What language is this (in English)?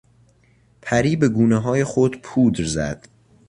Persian